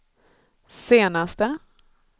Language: Swedish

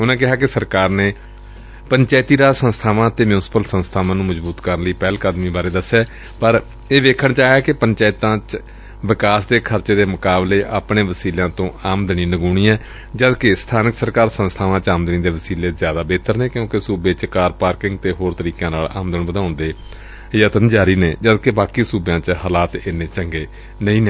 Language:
Punjabi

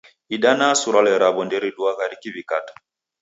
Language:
Taita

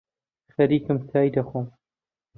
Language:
Central Kurdish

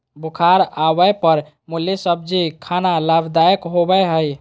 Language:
Magahi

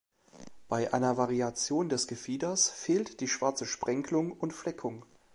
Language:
German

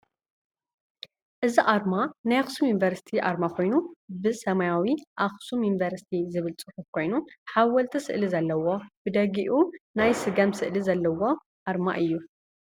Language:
Tigrinya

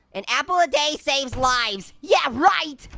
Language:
English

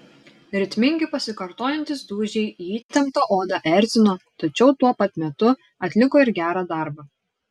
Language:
Lithuanian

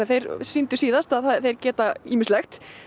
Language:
Icelandic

